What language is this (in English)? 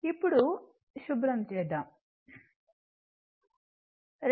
Telugu